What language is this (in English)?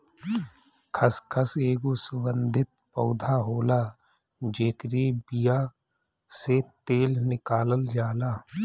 Bhojpuri